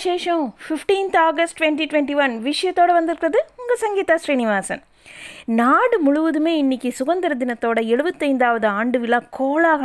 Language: Tamil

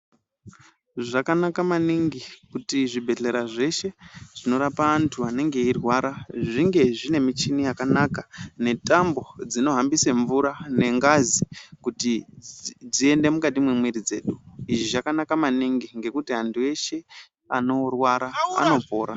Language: Ndau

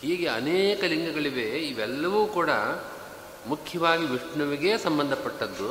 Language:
Kannada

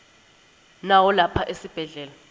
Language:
Swati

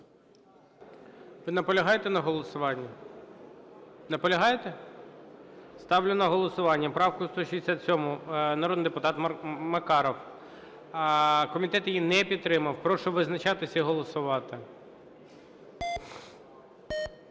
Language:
Ukrainian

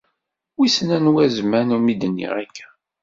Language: Kabyle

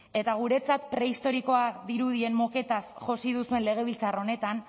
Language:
Basque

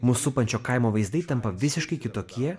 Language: Lithuanian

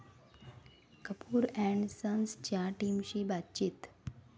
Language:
Marathi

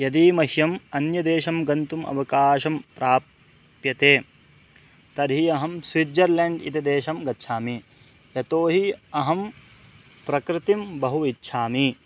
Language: Sanskrit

